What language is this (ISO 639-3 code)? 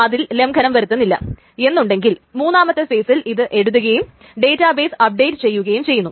mal